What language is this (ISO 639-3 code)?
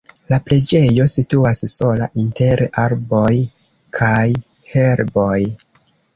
epo